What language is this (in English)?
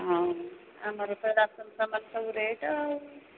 Odia